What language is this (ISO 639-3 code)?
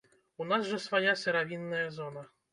bel